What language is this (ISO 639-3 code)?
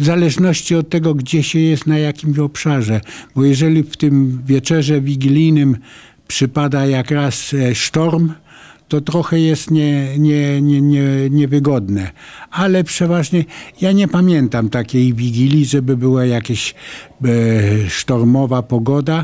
pol